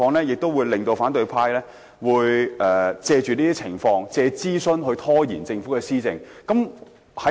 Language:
Cantonese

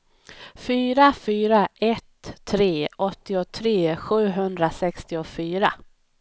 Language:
Swedish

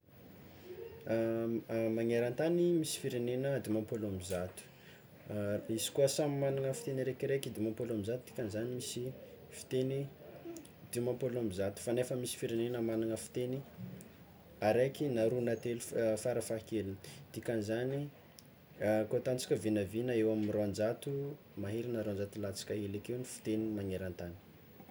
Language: Tsimihety Malagasy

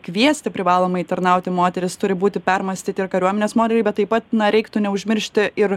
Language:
Lithuanian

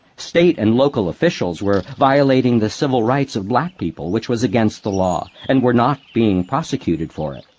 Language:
English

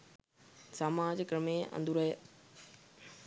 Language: Sinhala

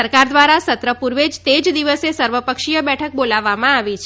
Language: Gujarati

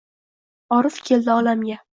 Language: Uzbek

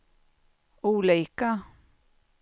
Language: Swedish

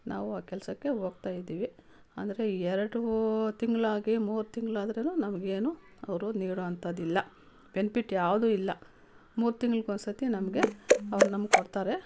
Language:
Kannada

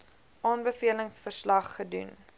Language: Afrikaans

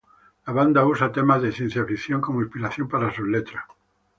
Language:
Spanish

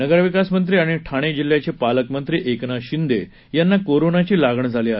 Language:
Marathi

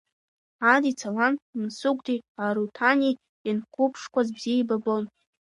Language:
Abkhazian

